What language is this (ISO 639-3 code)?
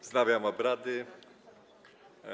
pol